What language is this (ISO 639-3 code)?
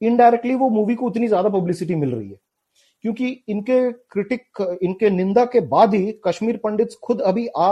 hin